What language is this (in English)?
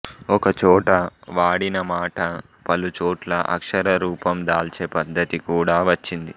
Telugu